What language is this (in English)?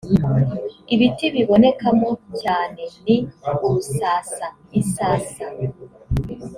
Kinyarwanda